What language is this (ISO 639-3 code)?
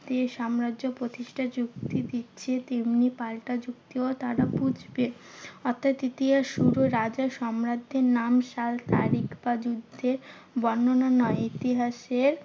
ben